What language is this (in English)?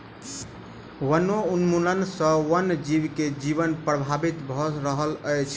Maithili